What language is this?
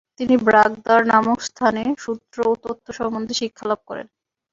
Bangla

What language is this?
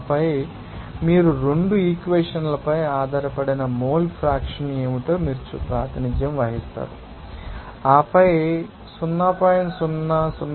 Telugu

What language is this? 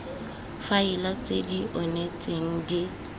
Tswana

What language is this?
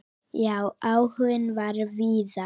Icelandic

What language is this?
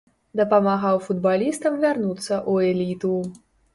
Belarusian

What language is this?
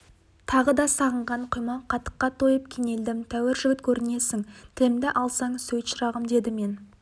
Kazakh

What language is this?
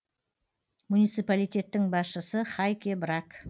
Kazakh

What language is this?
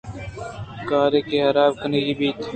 Eastern Balochi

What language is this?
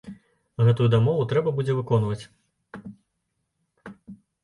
Belarusian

